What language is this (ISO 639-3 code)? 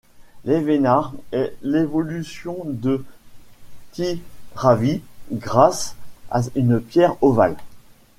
fra